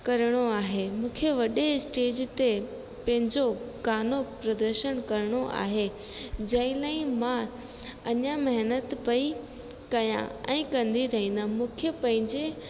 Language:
Sindhi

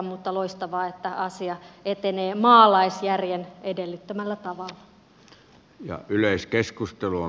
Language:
Finnish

